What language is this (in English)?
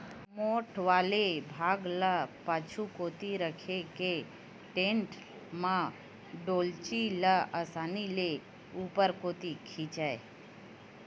Chhattisgarhi